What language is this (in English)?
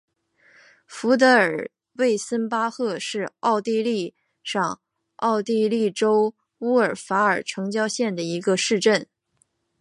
Chinese